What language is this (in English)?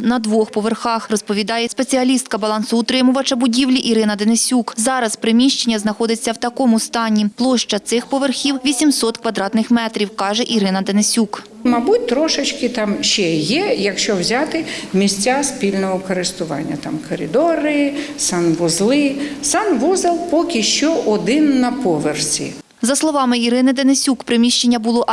Ukrainian